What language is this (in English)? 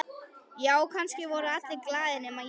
Icelandic